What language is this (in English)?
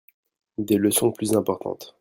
French